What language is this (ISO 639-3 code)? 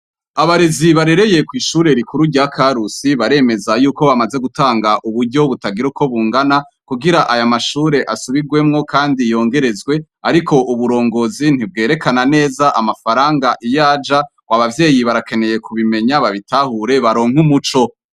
run